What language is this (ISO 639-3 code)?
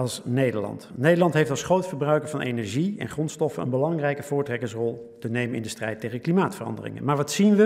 nld